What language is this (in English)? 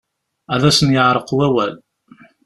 Kabyle